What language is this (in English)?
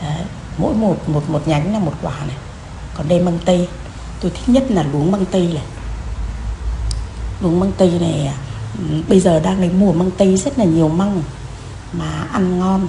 Vietnamese